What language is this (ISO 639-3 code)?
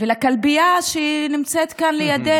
heb